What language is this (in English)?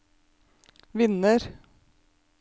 Norwegian